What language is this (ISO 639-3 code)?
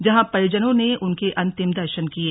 hin